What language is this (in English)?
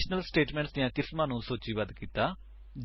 Punjabi